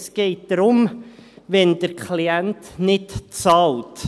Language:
Swiss German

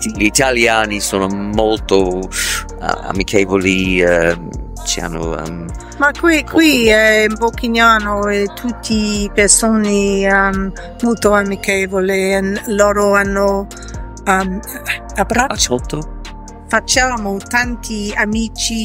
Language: Italian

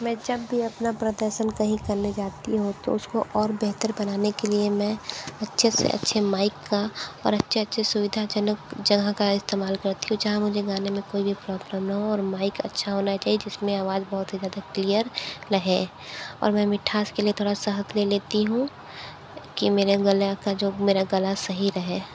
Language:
Hindi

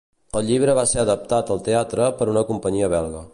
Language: Catalan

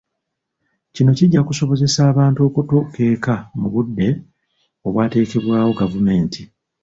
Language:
Ganda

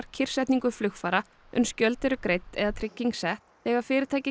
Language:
Icelandic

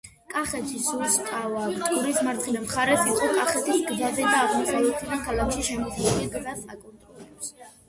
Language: Georgian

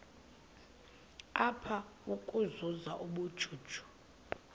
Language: Xhosa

